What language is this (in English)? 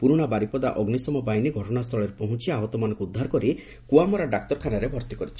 Odia